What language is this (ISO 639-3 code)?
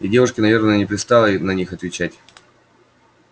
rus